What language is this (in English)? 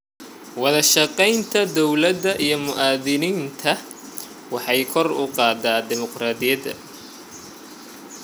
Somali